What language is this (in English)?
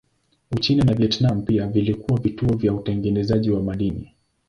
Swahili